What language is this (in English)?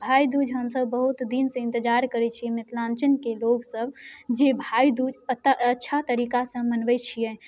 Maithili